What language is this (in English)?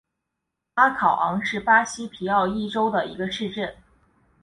Chinese